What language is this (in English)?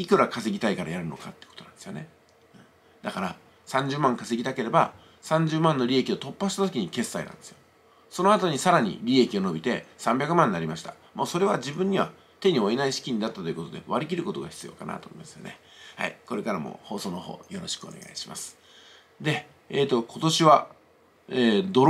Japanese